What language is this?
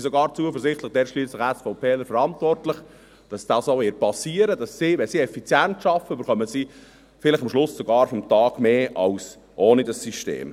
Swiss German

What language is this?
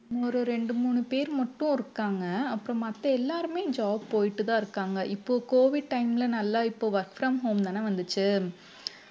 Tamil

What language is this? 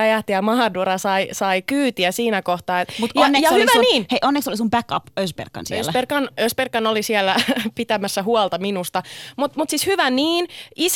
Finnish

